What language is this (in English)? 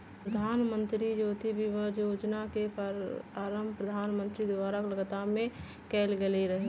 Magahi